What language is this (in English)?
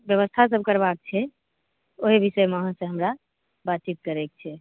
Maithili